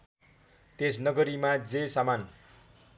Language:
Nepali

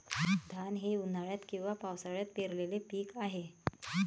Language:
Marathi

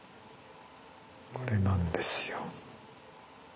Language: Japanese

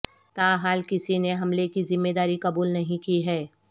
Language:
Urdu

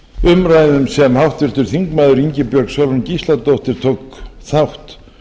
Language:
Icelandic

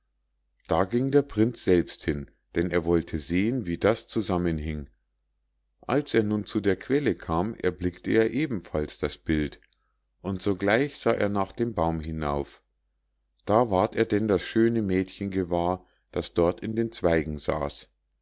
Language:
German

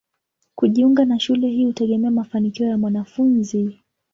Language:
Swahili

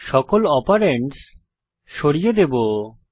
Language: Bangla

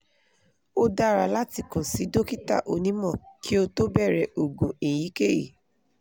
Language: Yoruba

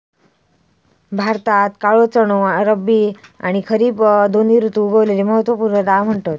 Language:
Marathi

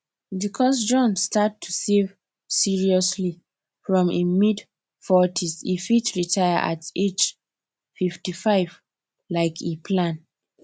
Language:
Nigerian Pidgin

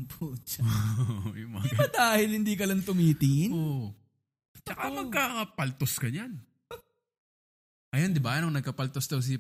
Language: Filipino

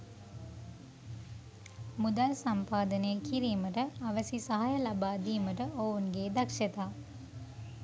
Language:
Sinhala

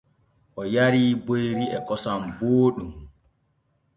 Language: Borgu Fulfulde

